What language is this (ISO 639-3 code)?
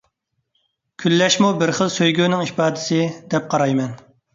uig